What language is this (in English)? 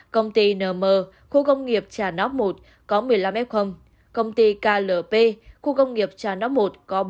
Vietnamese